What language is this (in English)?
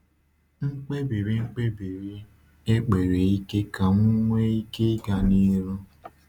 Igbo